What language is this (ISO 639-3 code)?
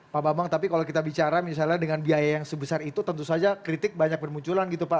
ind